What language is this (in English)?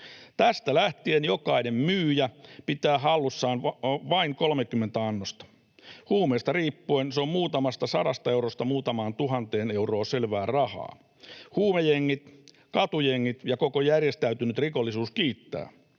Finnish